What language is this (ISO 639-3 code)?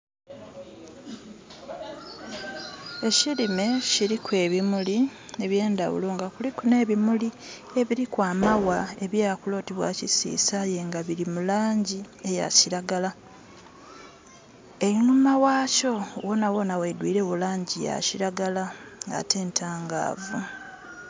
xog